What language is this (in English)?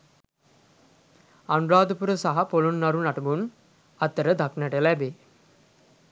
Sinhala